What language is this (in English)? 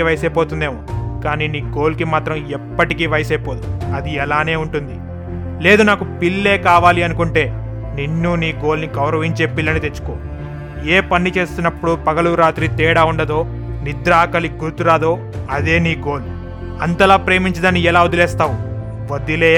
Telugu